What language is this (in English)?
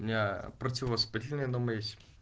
Russian